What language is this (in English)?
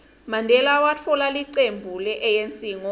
Swati